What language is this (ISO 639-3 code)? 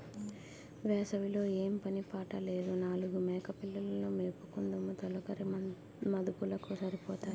tel